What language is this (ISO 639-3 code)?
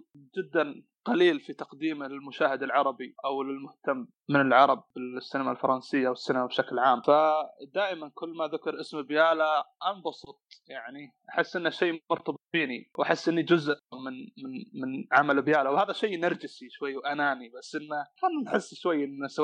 ara